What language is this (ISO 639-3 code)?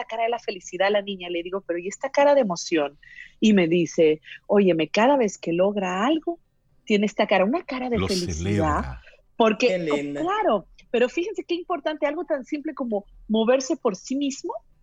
spa